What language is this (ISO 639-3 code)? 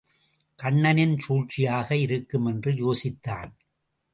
tam